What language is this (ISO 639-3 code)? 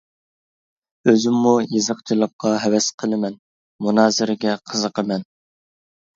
uig